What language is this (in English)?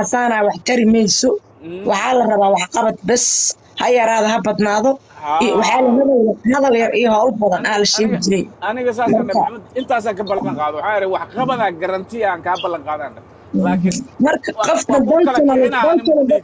Arabic